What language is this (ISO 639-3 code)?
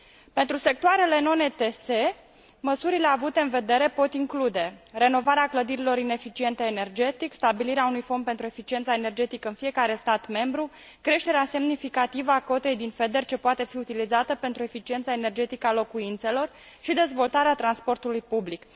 ron